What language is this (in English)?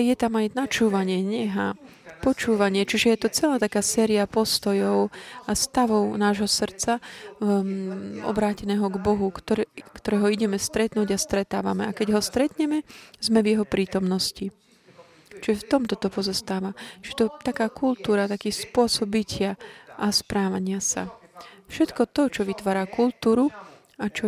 Slovak